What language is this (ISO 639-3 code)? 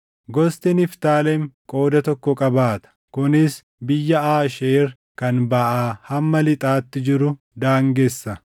orm